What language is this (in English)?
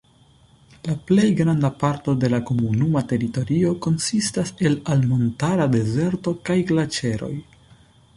Esperanto